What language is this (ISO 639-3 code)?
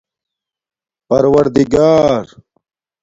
dmk